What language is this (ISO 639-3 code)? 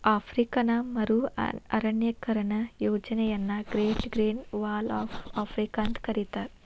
kan